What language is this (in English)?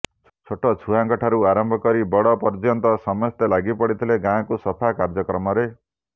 Odia